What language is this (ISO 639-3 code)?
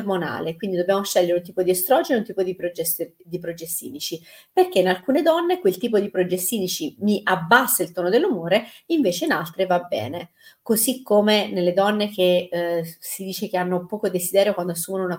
ita